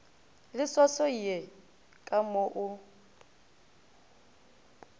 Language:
Northern Sotho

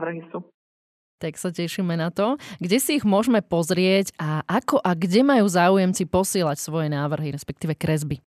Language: Slovak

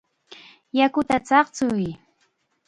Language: Chiquián Ancash Quechua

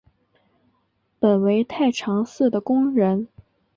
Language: Chinese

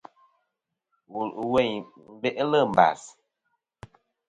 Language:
Kom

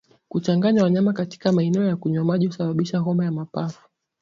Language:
Swahili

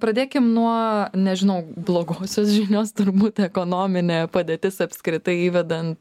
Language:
Lithuanian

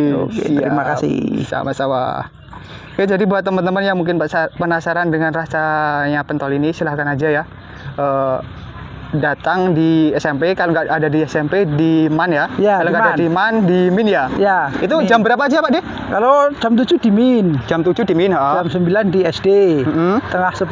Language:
Indonesian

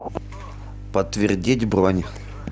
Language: Russian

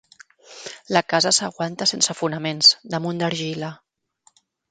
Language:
Catalan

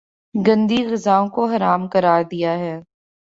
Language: Urdu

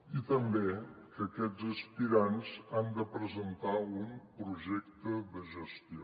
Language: Catalan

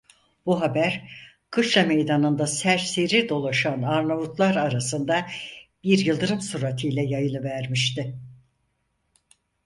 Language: Turkish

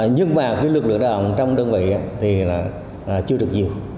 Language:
Vietnamese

